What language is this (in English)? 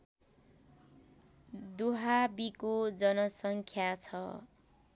Nepali